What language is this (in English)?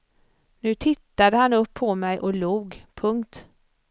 Swedish